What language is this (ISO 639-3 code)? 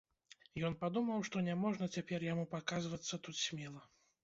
bel